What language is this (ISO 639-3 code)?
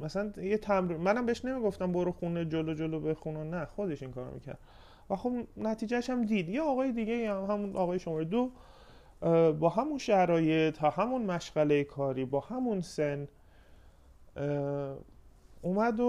fas